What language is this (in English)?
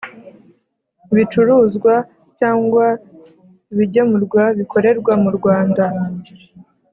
Kinyarwanda